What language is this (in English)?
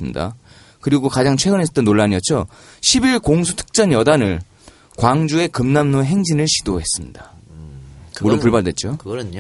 Korean